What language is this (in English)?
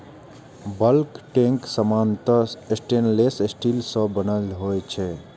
Maithili